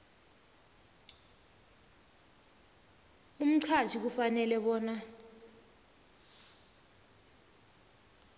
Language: South Ndebele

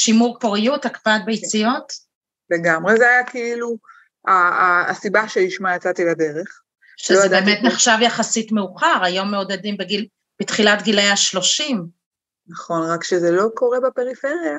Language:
Hebrew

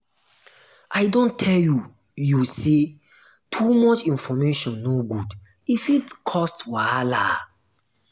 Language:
Nigerian Pidgin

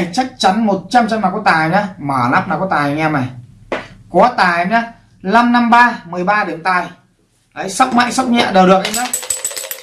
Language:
Vietnamese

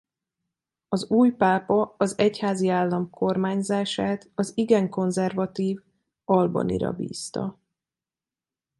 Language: Hungarian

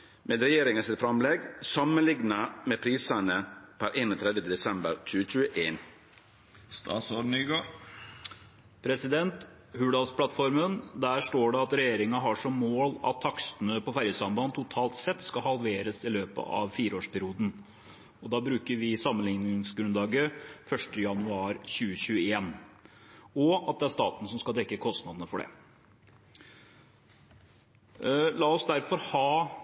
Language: Norwegian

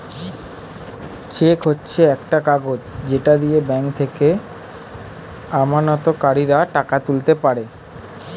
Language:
Bangla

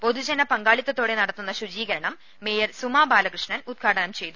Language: Malayalam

